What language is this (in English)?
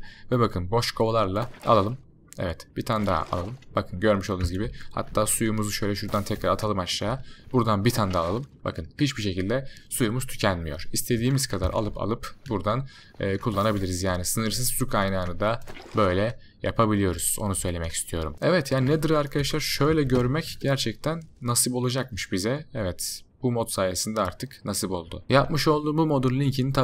Turkish